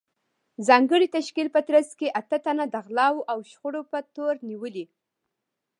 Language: Pashto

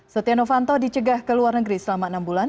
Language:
Indonesian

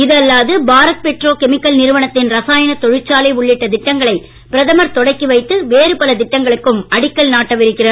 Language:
Tamil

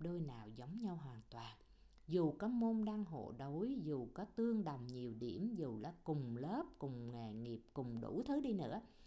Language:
Vietnamese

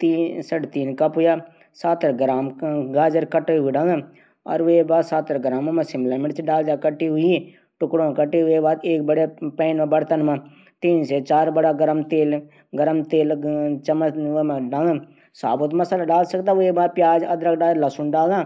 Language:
Garhwali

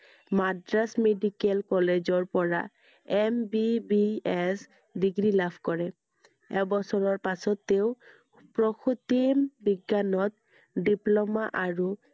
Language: Assamese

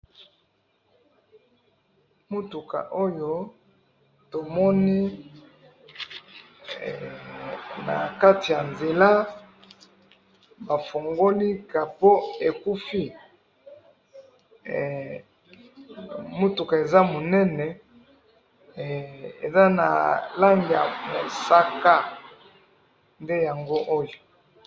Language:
Lingala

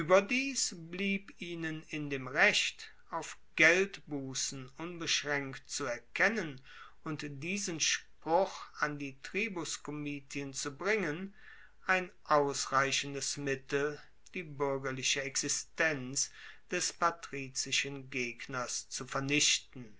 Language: German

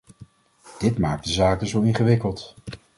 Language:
Dutch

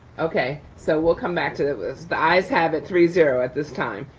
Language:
English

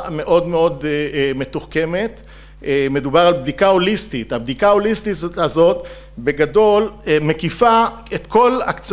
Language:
Hebrew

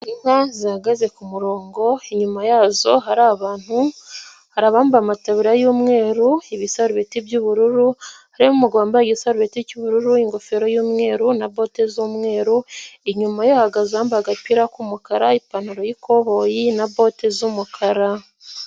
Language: Kinyarwanda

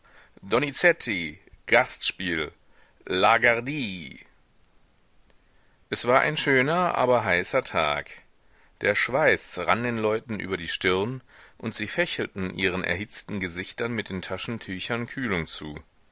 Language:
German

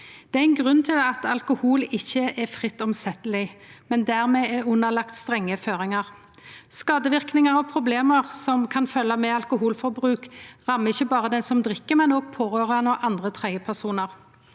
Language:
Norwegian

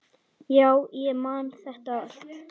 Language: Icelandic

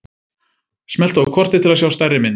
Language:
Icelandic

